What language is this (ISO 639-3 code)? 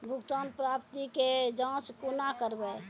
mai